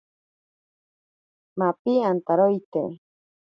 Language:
Ashéninka Perené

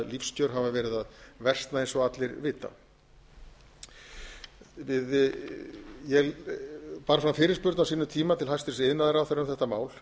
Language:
Icelandic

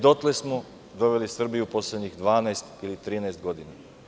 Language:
Serbian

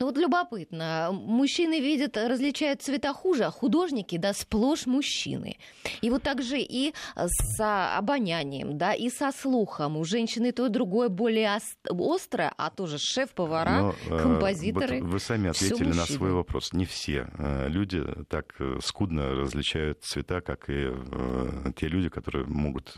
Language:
Russian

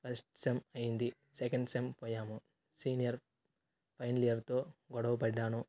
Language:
Telugu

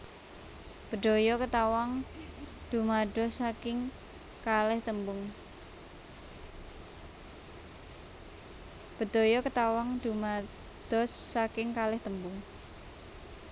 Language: Javanese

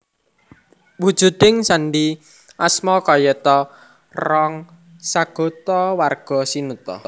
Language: Javanese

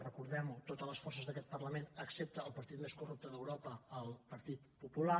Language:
Catalan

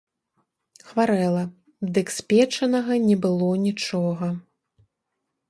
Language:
Belarusian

